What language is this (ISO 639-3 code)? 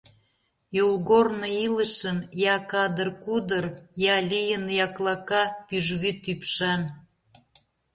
chm